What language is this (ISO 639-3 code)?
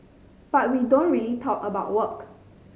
eng